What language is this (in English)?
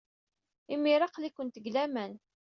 Kabyle